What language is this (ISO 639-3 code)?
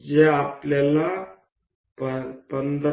mar